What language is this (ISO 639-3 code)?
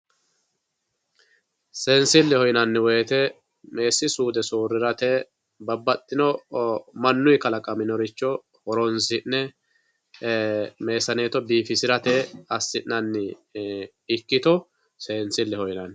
sid